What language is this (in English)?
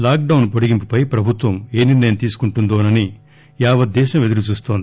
Telugu